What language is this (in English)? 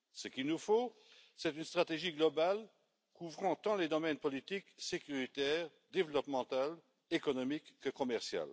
French